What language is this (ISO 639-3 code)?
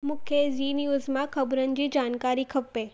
snd